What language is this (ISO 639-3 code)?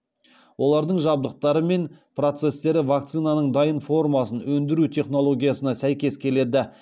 kaz